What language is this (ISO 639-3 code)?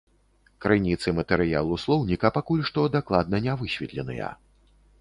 bel